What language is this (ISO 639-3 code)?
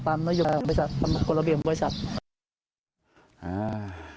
tha